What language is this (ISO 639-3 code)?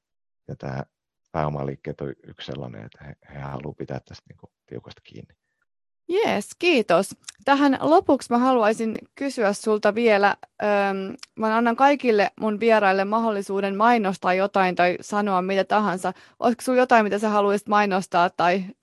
fin